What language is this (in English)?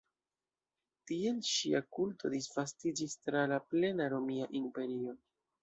Esperanto